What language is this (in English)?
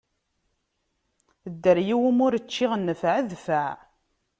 Kabyle